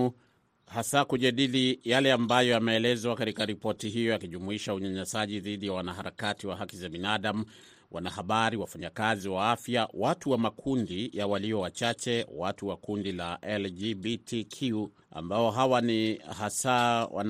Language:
Swahili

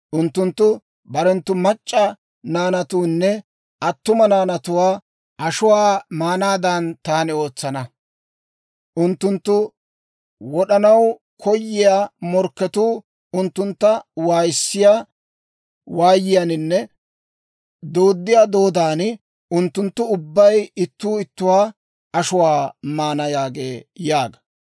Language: Dawro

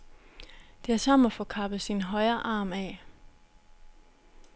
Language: Danish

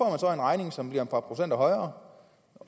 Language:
Danish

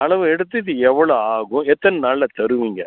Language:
Tamil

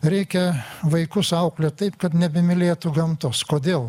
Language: Lithuanian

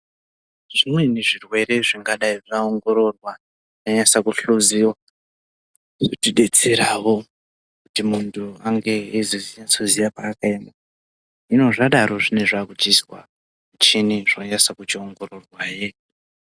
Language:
Ndau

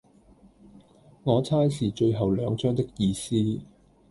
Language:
Cantonese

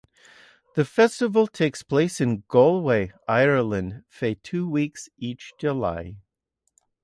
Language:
English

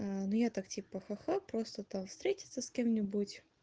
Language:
Russian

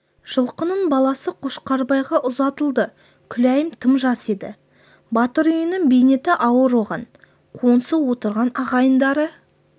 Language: Kazakh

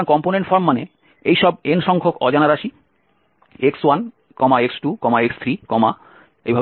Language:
Bangla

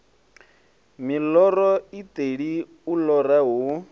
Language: Venda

